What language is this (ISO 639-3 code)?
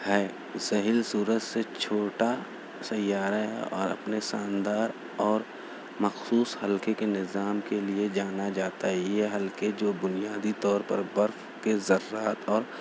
urd